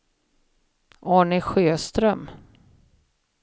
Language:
Swedish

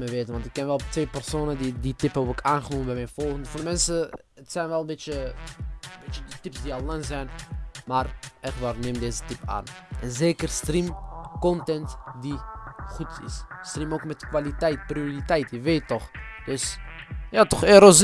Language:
Dutch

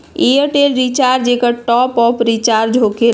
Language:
Magahi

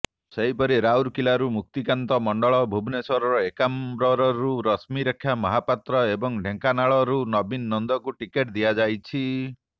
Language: Odia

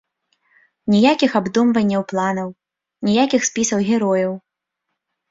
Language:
Belarusian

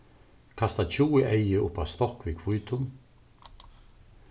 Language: Faroese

